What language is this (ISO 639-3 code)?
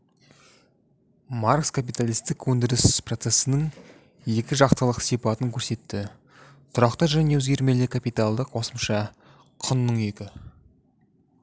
kaz